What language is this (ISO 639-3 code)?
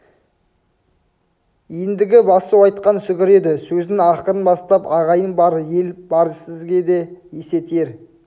kaz